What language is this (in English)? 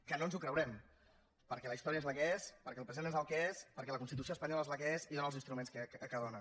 Catalan